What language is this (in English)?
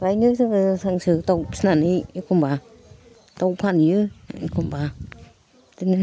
Bodo